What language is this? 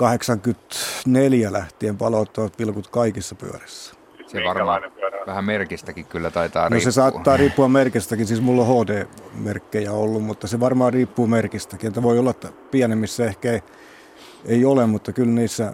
Finnish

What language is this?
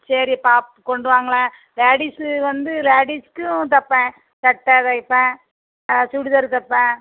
Tamil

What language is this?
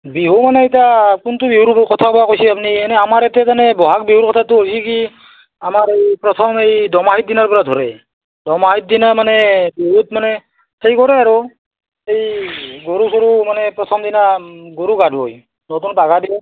Assamese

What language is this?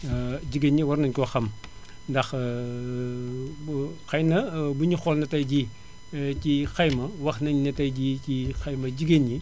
Wolof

